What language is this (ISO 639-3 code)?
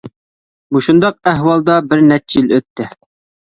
uig